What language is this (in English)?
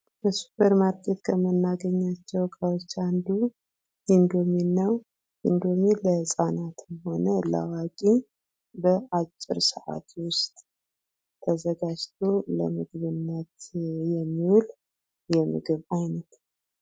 Amharic